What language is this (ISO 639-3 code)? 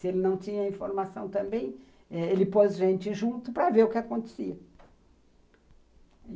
por